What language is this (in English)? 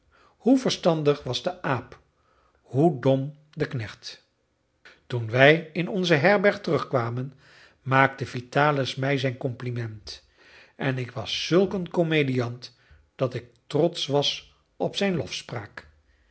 Dutch